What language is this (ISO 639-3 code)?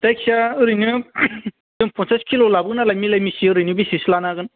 brx